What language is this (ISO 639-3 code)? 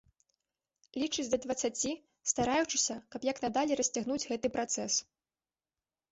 bel